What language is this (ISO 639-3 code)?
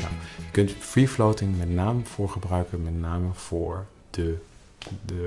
nld